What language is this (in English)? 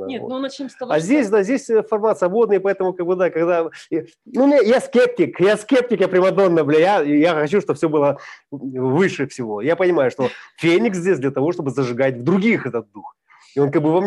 Russian